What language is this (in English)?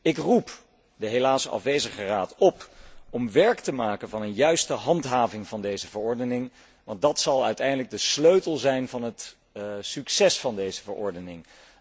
Dutch